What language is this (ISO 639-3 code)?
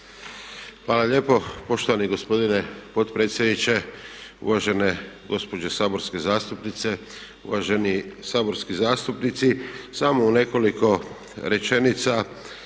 hrv